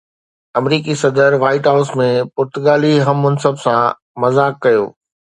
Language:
Sindhi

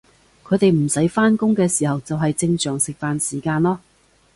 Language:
Cantonese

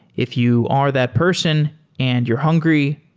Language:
English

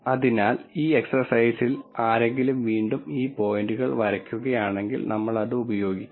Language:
Malayalam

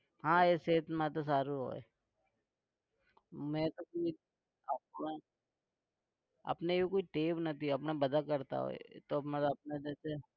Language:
Gujarati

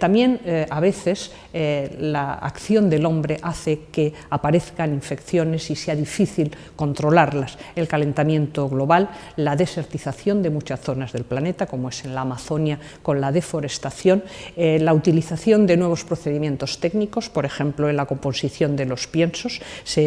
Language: Spanish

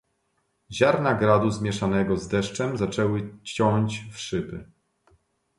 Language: Polish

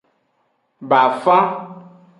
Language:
Aja (Benin)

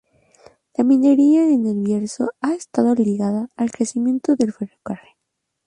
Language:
Spanish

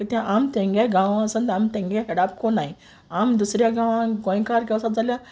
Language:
Konkani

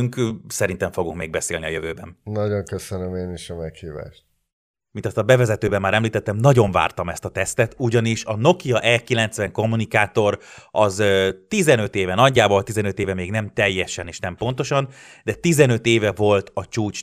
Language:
Hungarian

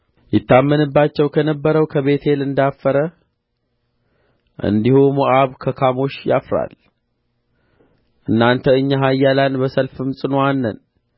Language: Amharic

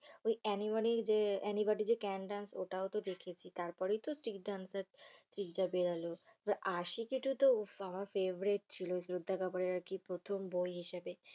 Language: Bangla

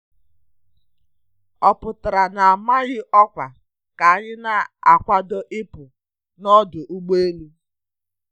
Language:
Igbo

